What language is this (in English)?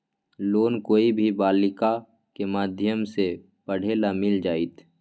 Magahi